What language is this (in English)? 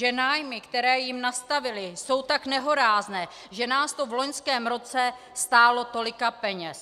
Czech